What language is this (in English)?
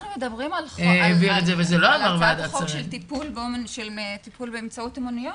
Hebrew